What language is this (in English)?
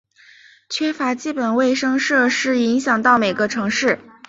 Chinese